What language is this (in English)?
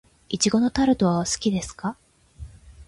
Japanese